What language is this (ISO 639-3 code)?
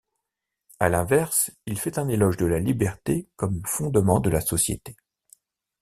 fra